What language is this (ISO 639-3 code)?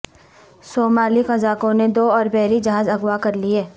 urd